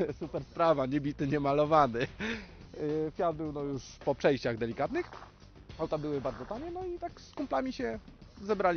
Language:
Polish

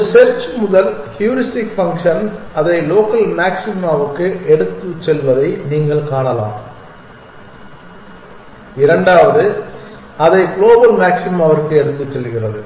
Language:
Tamil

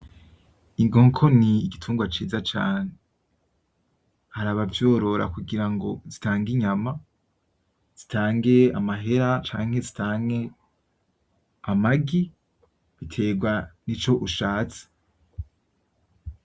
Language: Rundi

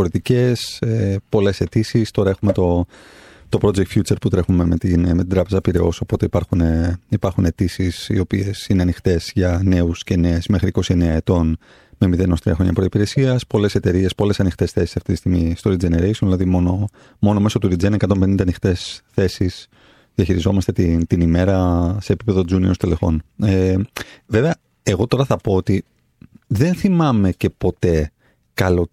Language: Greek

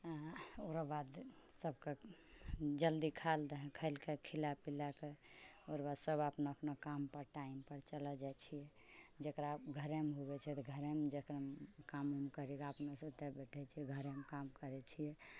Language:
Maithili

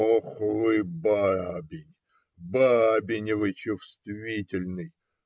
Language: Russian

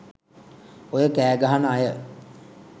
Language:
Sinhala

